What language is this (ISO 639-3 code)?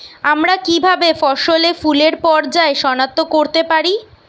ben